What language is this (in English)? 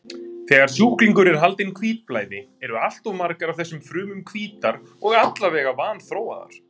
Icelandic